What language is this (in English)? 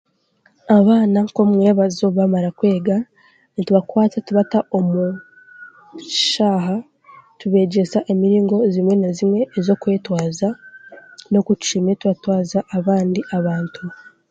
Chiga